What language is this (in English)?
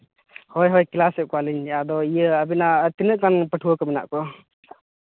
Santali